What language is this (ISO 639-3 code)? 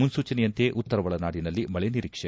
kan